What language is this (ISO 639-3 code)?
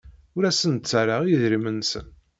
kab